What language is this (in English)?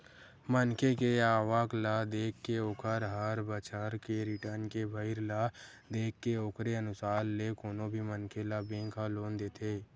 Chhattisgarhi